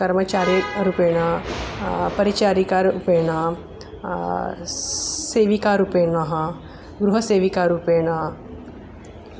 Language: Sanskrit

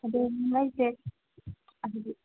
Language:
Manipuri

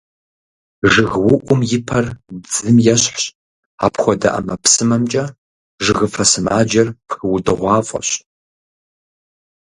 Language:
Kabardian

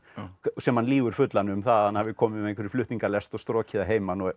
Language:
Icelandic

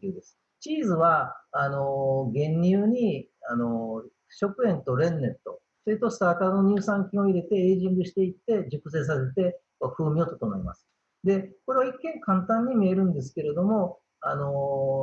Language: Japanese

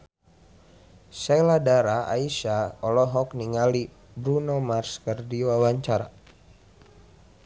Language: Sundanese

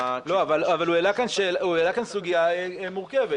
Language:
Hebrew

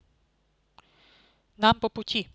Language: Russian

